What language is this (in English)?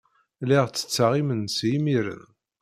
Kabyle